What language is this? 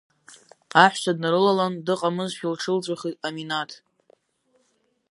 Abkhazian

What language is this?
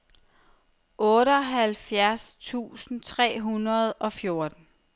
Danish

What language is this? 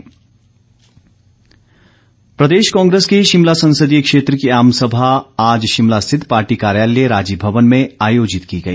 Hindi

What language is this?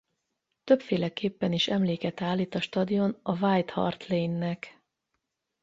Hungarian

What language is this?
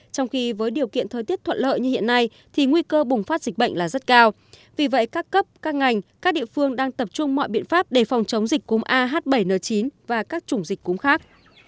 Vietnamese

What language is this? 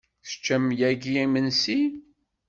Kabyle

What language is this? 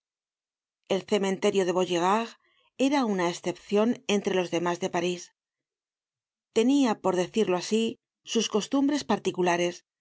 Spanish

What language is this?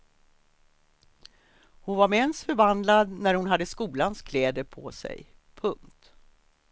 Swedish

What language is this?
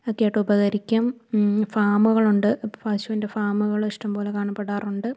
Malayalam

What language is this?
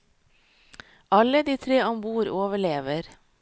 Norwegian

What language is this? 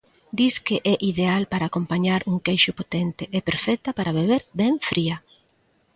Galician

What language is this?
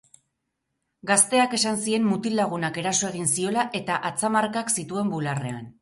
Basque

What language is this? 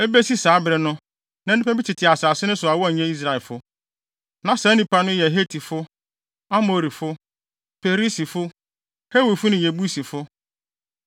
Akan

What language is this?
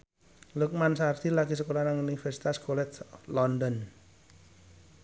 Javanese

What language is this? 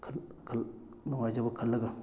Manipuri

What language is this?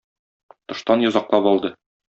Tatar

